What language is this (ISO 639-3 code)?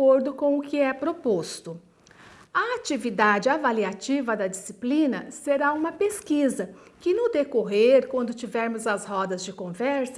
por